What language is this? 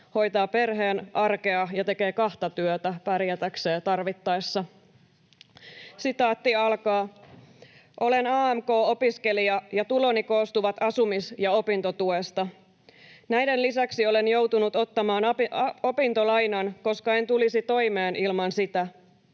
Finnish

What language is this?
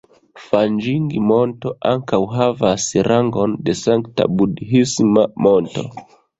Esperanto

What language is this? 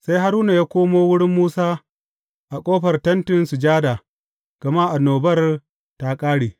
Hausa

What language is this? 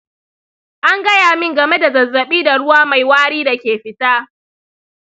Hausa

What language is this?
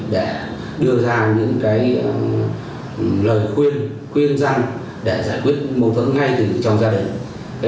Vietnamese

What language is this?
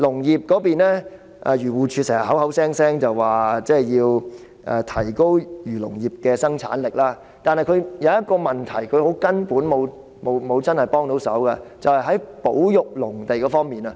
Cantonese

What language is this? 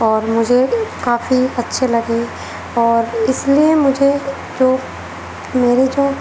Urdu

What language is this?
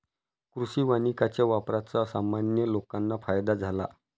Marathi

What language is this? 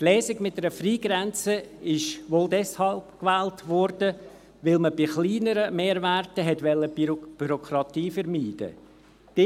Swiss German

